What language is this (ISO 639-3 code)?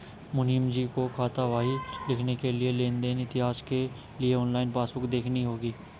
hin